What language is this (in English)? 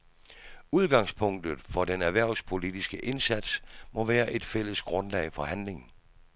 Danish